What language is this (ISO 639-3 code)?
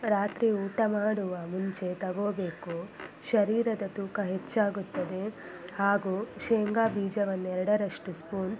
kan